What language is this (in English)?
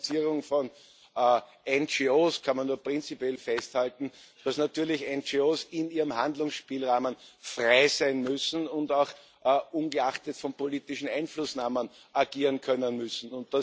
German